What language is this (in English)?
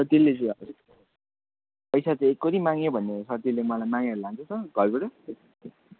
Nepali